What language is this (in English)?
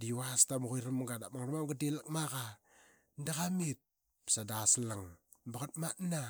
Qaqet